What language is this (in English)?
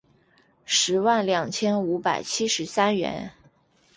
Chinese